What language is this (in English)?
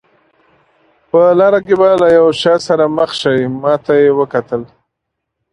Pashto